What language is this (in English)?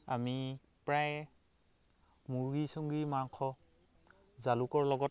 Assamese